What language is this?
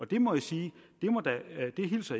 Danish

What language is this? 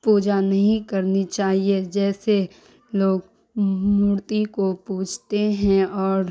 Urdu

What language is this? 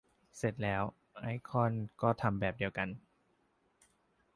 Thai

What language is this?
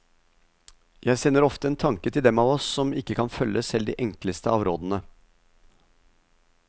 Norwegian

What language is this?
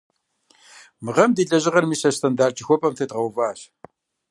Kabardian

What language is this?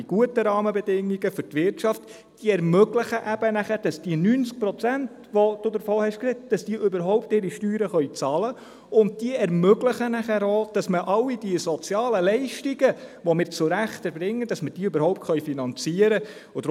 Swiss German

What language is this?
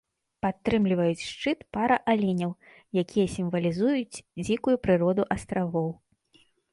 Belarusian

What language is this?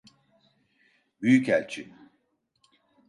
Turkish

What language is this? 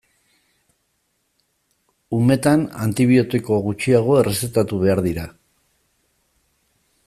Basque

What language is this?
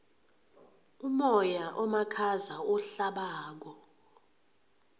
South Ndebele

